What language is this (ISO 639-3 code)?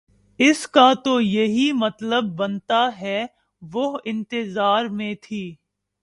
urd